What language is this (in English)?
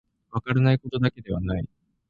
Japanese